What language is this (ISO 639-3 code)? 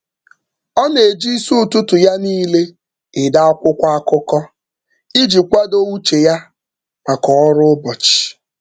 ibo